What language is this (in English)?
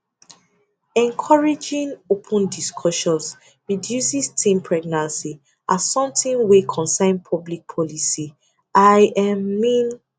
Nigerian Pidgin